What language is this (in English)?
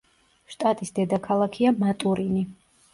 Georgian